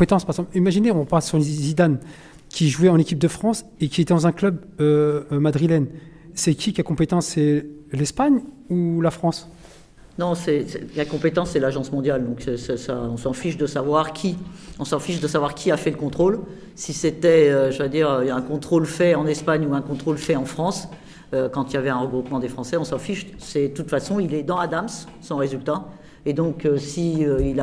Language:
French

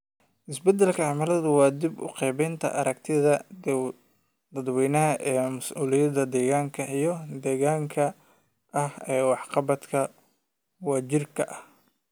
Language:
Somali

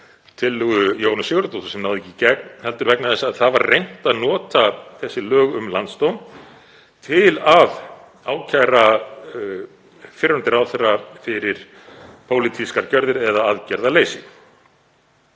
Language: Icelandic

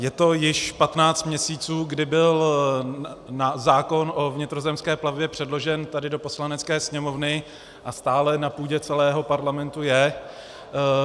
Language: Czech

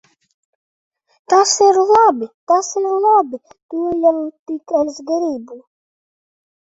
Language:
Latvian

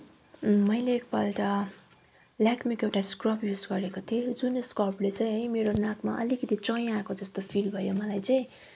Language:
Nepali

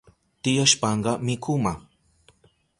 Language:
Southern Pastaza Quechua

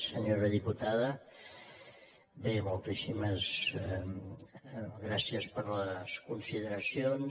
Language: Catalan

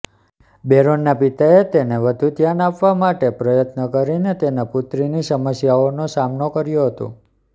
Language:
Gujarati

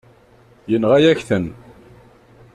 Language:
Kabyle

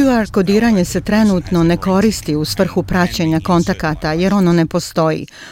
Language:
Croatian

